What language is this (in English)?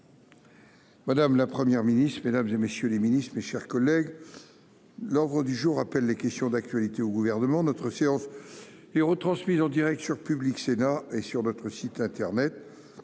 French